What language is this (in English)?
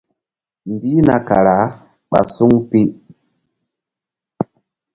Mbum